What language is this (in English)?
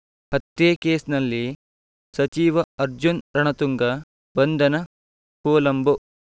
Kannada